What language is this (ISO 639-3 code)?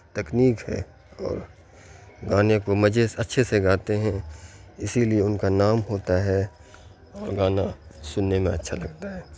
urd